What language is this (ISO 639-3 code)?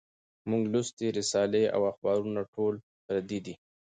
pus